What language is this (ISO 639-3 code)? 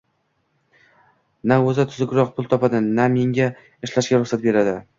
uzb